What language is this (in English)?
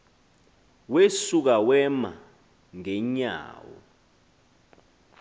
Xhosa